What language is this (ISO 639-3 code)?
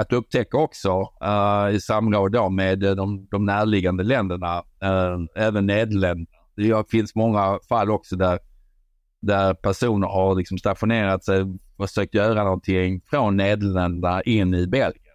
swe